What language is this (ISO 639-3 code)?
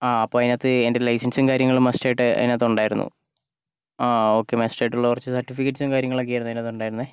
mal